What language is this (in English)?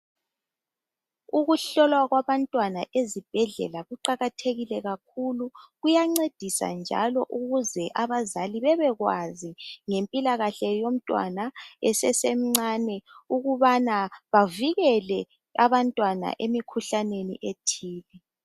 North Ndebele